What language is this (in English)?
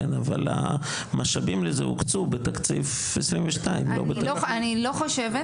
Hebrew